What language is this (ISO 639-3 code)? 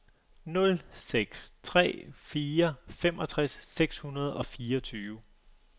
dan